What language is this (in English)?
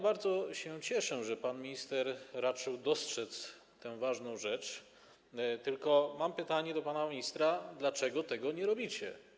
Polish